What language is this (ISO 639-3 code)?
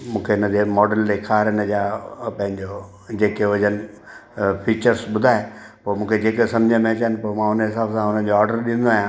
snd